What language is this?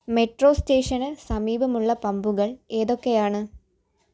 Malayalam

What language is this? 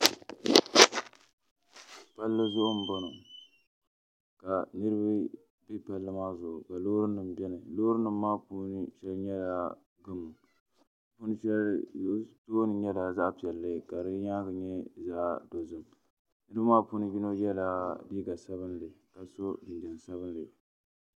Dagbani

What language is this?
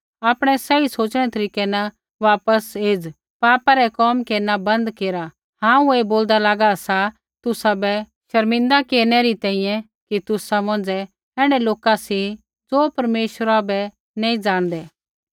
Kullu Pahari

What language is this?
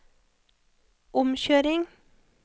Norwegian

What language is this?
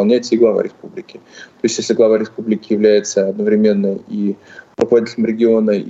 Russian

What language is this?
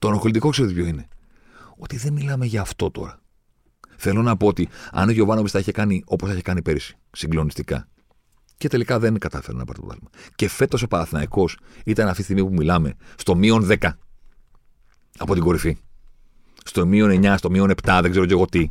Greek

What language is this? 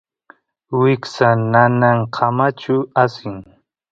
Santiago del Estero Quichua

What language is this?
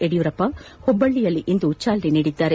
Kannada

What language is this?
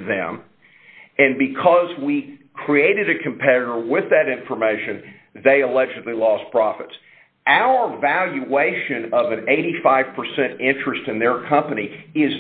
English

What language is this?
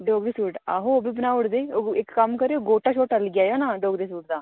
Dogri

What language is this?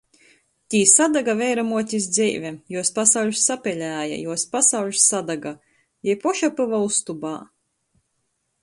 Latgalian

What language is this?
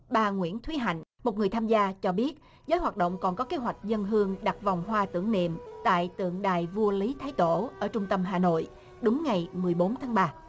Vietnamese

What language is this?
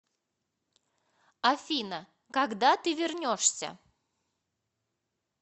Russian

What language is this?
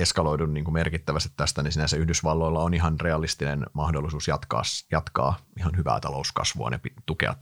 Finnish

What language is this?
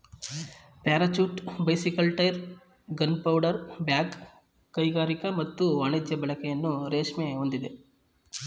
Kannada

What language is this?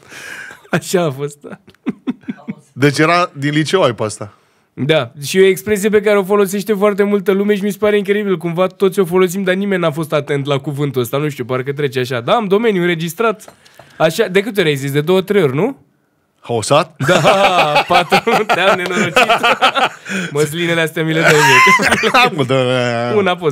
Romanian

